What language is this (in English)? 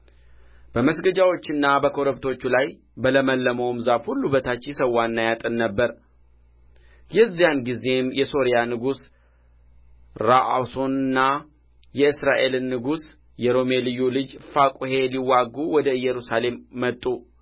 Amharic